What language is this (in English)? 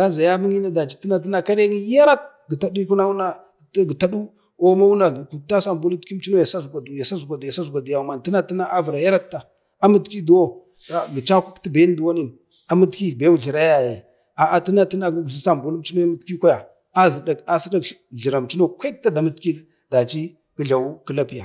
Bade